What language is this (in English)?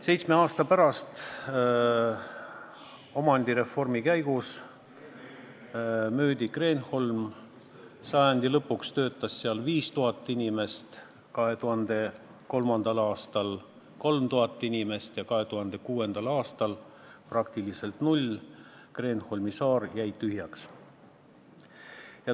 Estonian